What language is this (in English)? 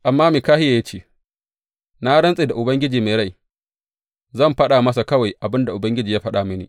Hausa